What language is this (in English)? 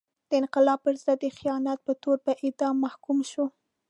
Pashto